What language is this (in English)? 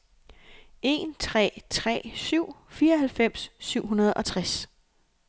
Danish